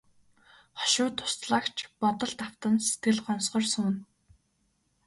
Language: Mongolian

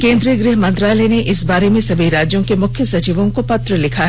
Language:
Hindi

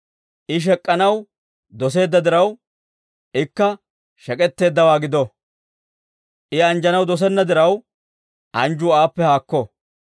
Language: Dawro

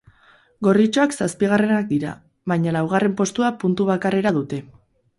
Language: Basque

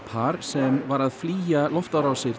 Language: Icelandic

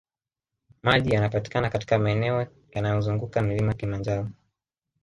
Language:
Swahili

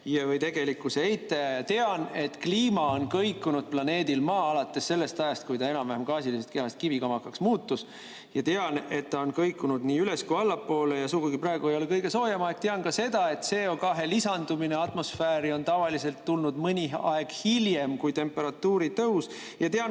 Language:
Estonian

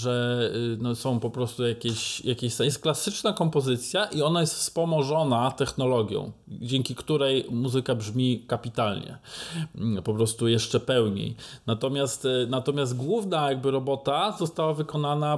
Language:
Polish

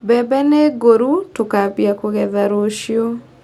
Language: Kikuyu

